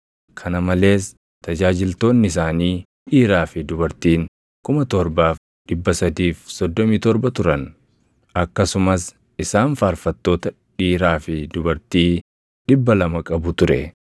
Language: Oromo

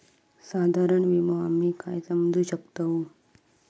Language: Marathi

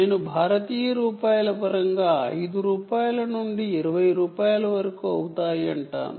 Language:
Telugu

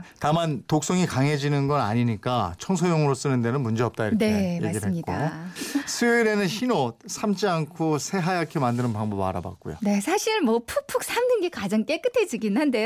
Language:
Korean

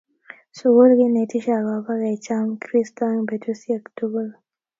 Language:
Kalenjin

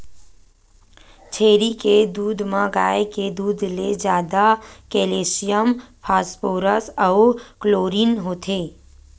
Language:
Chhattisgarhi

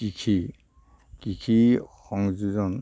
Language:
Assamese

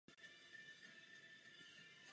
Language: Czech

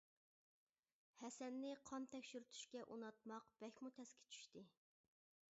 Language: Uyghur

